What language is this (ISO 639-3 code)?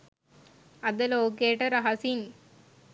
sin